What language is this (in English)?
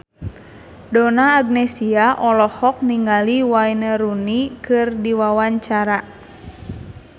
Sundanese